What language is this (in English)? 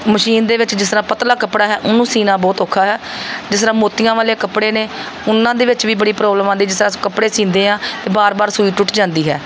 Punjabi